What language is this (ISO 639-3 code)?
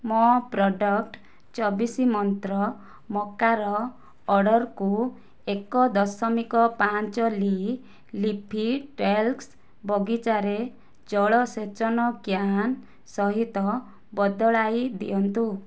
ori